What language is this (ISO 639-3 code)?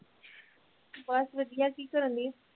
pan